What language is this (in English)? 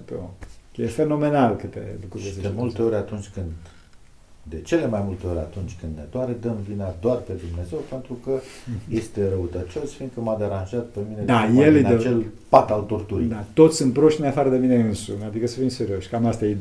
Romanian